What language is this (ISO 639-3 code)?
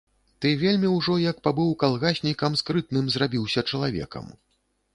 bel